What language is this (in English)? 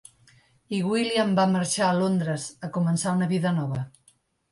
Catalan